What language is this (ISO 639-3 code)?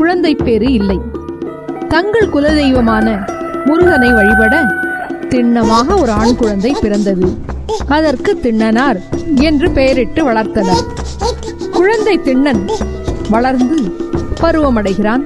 tam